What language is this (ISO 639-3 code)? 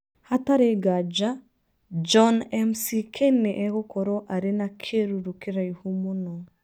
kik